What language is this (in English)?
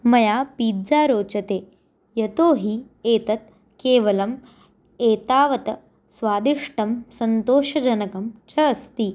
Sanskrit